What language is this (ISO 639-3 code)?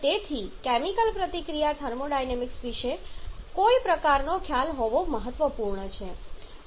guj